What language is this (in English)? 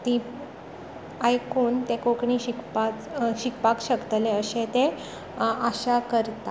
Konkani